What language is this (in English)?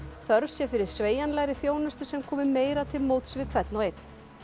Icelandic